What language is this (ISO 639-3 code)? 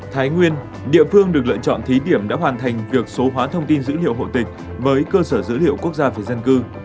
vie